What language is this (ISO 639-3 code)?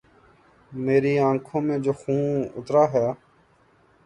urd